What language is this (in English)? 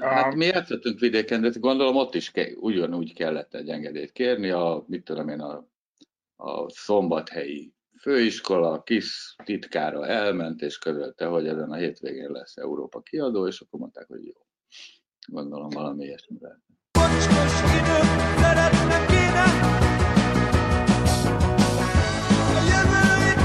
Hungarian